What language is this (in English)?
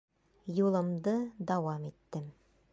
Bashkir